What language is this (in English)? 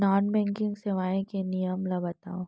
Chhattisgarhi